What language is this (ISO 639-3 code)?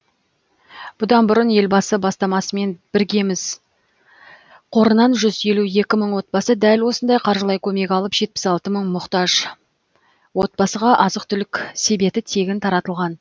kaz